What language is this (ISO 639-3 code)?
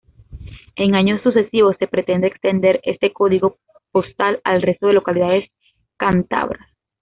spa